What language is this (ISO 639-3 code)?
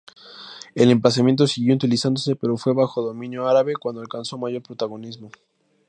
spa